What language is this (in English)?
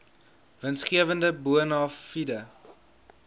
Afrikaans